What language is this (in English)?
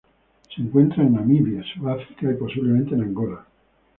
Spanish